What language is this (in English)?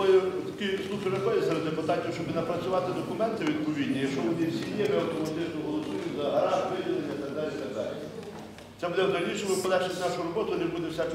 Ukrainian